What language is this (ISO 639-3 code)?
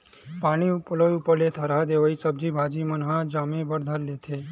hne